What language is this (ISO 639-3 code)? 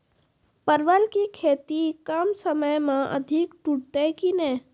mai